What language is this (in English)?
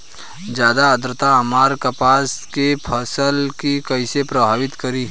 Bhojpuri